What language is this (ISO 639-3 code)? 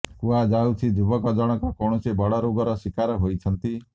ori